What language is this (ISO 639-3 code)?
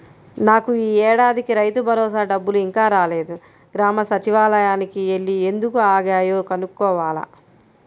tel